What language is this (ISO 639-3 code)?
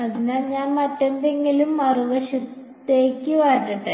mal